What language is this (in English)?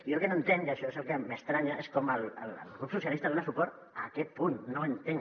Catalan